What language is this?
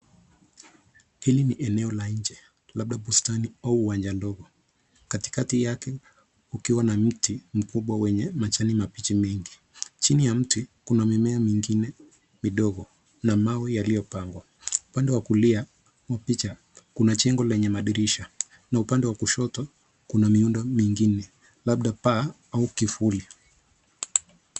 Swahili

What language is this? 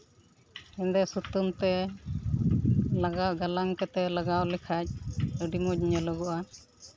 Santali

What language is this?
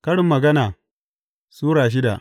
Hausa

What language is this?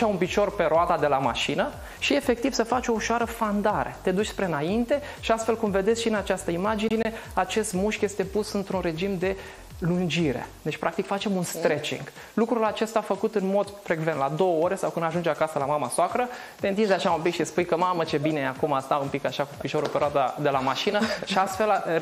Romanian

